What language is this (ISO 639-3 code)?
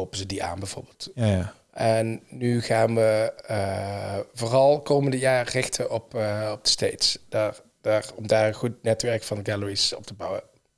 nld